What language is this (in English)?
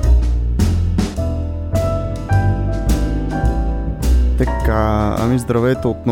Bulgarian